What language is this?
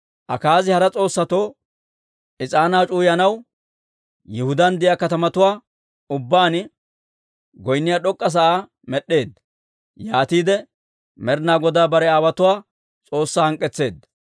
Dawro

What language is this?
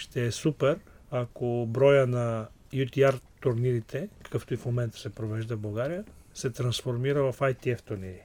Bulgarian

